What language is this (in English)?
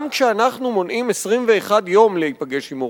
Hebrew